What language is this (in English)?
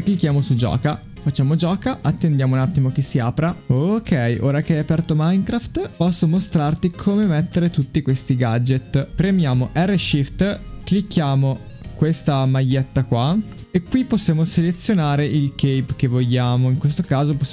Italian